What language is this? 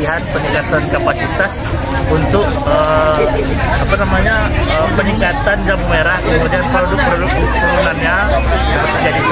Indonesian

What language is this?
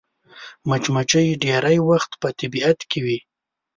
Pashto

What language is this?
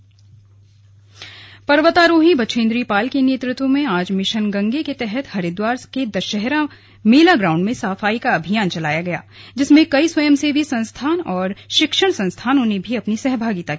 Hindi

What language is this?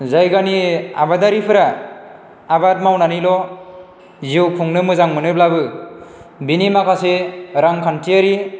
Bodo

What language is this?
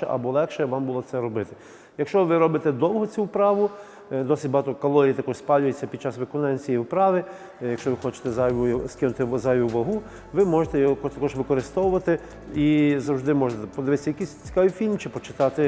Ukrainian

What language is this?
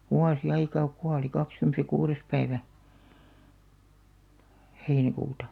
Finnish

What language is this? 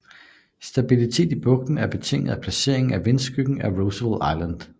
Danish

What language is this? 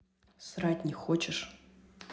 Russian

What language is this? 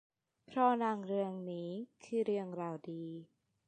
Thai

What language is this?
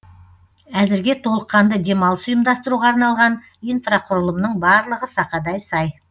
Kazakh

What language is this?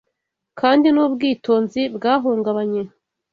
Kinyarwanda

